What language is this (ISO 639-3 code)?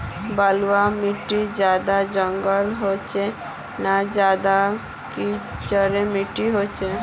mag